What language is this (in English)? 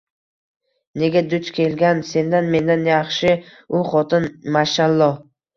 Uzbek